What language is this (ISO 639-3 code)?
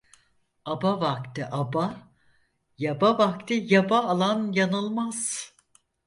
tur